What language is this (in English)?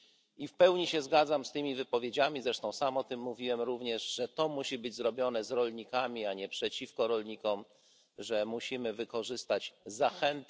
Polish